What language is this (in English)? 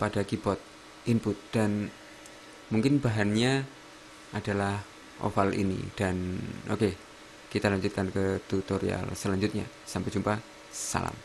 Indonesian